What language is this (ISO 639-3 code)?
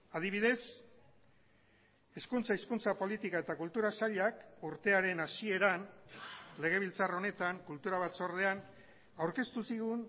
eus